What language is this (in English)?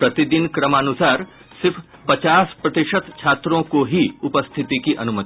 Hindi